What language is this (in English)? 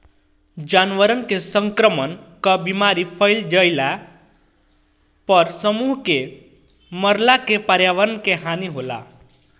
Bhojpuri